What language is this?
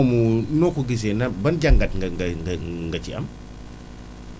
Wolof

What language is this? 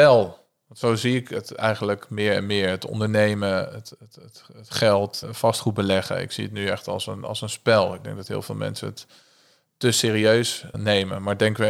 Dutch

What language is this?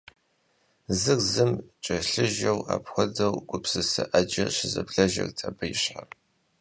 Kabardian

